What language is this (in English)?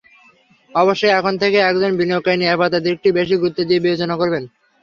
Bangla